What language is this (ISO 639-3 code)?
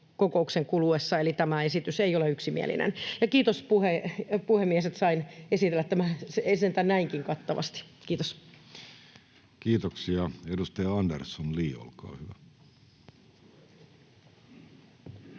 fin